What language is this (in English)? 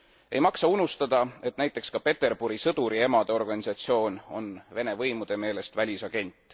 Estonian